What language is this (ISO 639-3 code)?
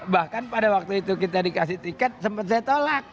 ind